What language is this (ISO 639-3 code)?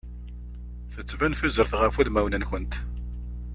kab